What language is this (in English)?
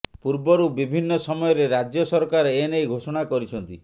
Odia